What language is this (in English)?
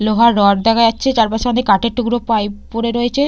Bangla